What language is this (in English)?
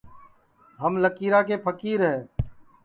Sansi